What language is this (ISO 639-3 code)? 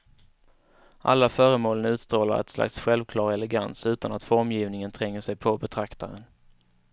swe